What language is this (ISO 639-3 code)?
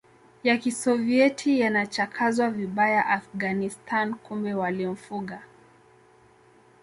swa